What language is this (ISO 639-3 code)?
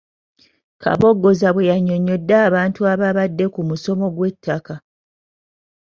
lug